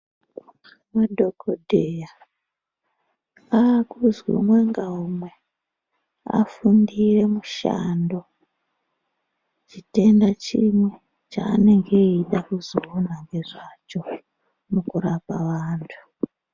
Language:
Ndau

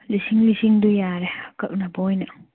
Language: Manipuri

